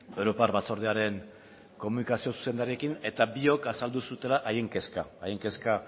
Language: Basque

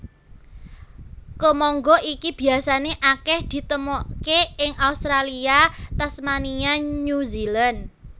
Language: Javanese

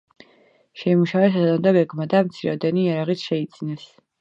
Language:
Georgian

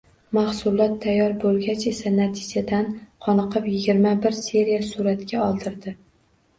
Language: Uzbek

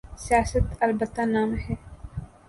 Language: Urdu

